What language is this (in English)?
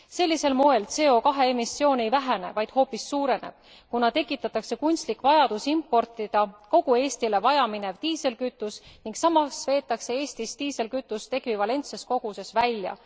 Estonian